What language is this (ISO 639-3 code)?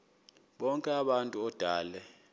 xho